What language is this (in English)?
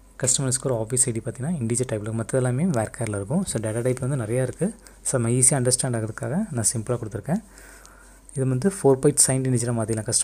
Hindi